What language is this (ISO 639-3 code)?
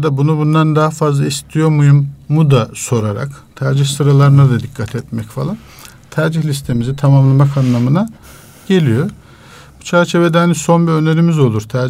tur